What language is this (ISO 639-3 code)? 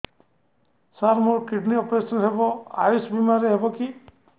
ori